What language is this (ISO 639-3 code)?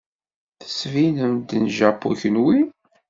kab